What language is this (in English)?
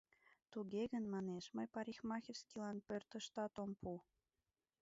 Mari